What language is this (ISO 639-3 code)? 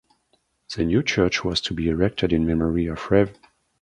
eng